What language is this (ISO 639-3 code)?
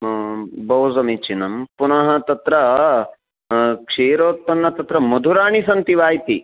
san